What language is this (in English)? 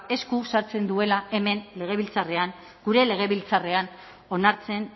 Basque